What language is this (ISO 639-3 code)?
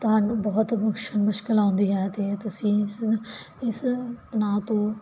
pan